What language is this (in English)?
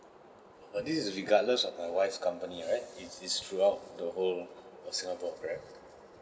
English